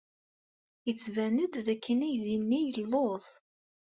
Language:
Kabyle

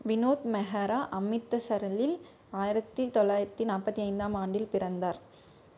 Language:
Tamil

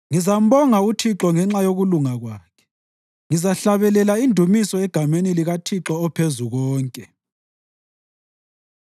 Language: North Ndebele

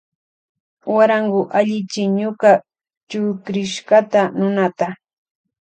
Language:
Loja Highland Quichua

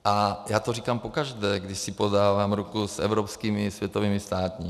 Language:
Czech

